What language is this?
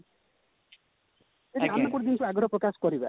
Odia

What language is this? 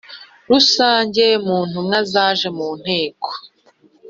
Kinyarwanda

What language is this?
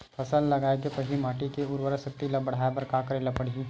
Chhattisgarhi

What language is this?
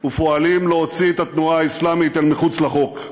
Hebrew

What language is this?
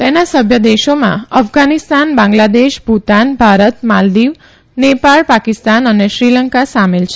Gujarati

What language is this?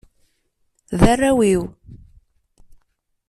Kabyle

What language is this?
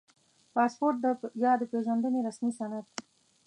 Pashto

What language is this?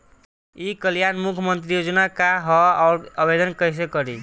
Bhojpuri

